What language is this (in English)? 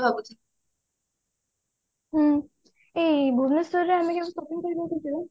Odia